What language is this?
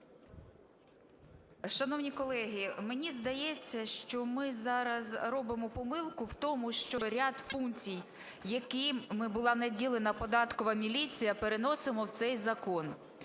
Ukrainian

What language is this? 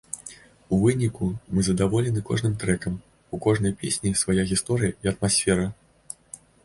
Belarusian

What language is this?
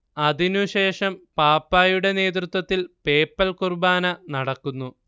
Malayalam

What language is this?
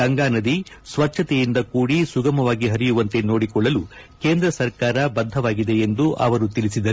Kannada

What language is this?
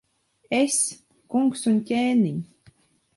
Latvian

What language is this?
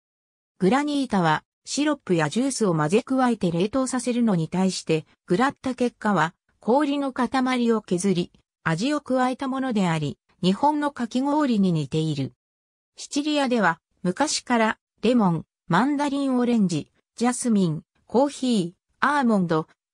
Japanese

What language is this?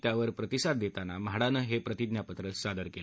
Marathi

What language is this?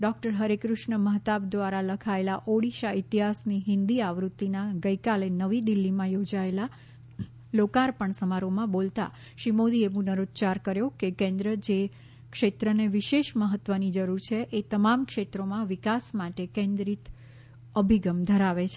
Gujarati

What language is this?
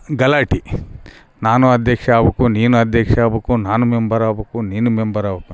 Kannada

